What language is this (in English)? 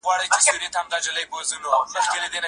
Pashto